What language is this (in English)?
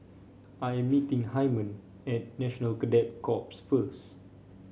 English